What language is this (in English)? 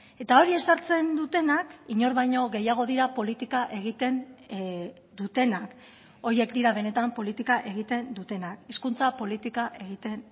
Basque